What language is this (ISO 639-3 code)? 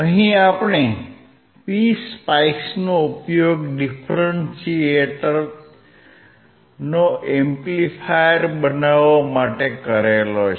guj